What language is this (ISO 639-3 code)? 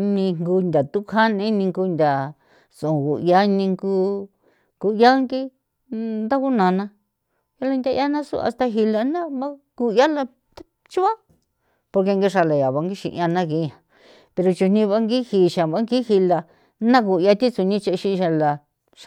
pow